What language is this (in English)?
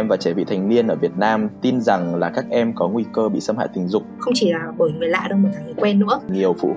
Vietnamese